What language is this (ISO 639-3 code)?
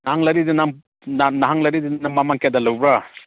mni